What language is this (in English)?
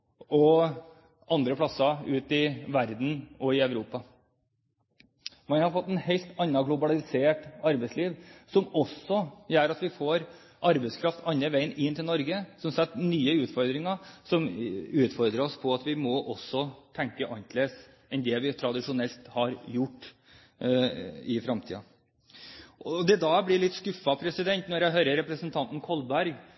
Norwegian Bokmål